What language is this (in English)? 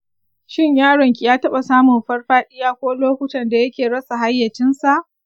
Hausa